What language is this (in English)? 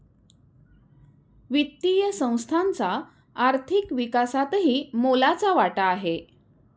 Marathi